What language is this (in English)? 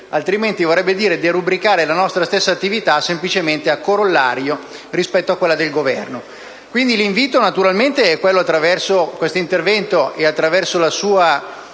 Italian